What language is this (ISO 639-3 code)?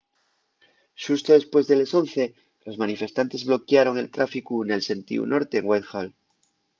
ast